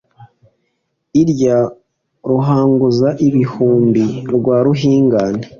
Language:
Kinyarwanda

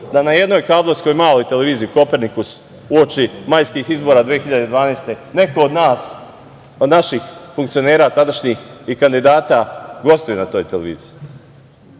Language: Serbian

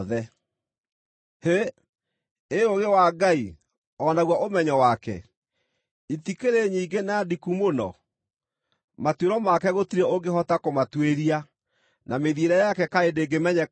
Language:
Kikuyu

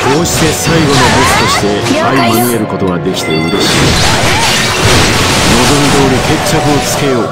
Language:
Japanese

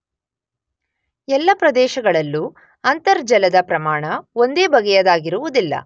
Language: Kannada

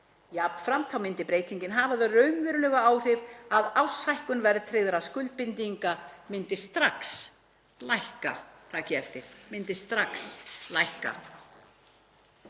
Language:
Icelandic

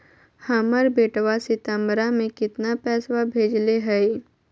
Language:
Magahi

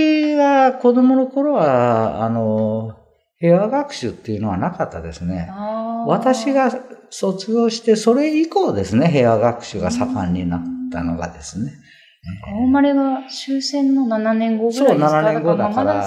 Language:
Japanese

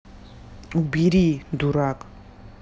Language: Russian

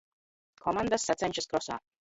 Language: Latvian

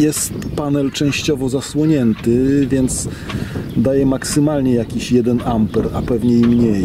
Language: Polish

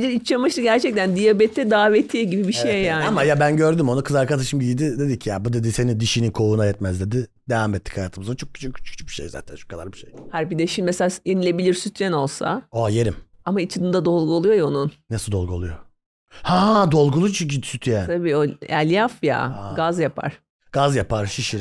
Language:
Turkish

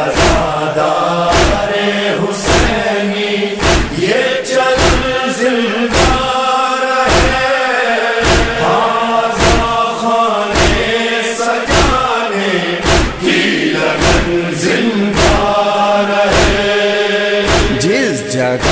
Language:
Romanian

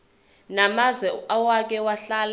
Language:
Zulu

